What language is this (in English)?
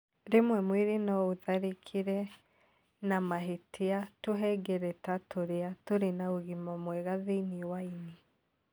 Kikuyu